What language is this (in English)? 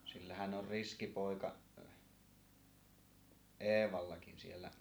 Finnish